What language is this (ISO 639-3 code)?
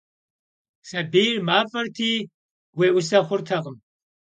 kbd